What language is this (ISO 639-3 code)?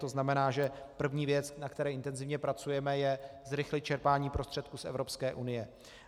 ces